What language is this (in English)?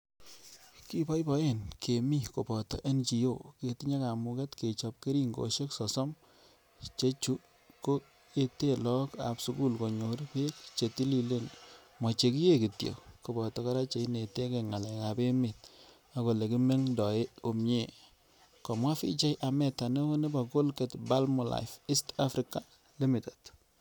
Kalenjin